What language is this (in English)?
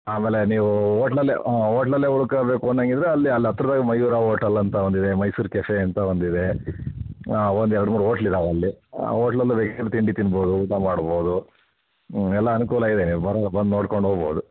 Kannada